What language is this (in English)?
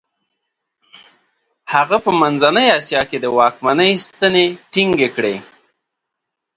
Pashto